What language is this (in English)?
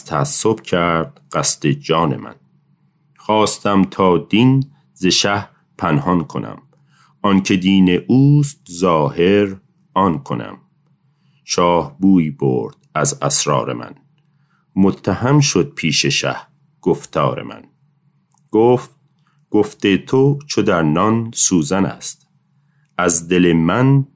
Persian